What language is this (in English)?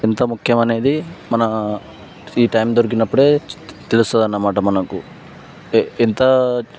Telugu